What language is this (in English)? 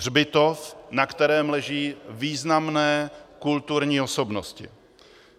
Czech